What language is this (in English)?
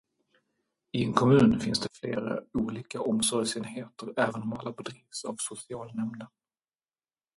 Swedish